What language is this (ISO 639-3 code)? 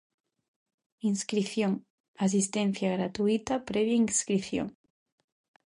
glg